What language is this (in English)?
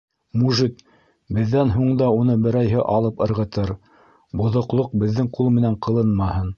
Bashkir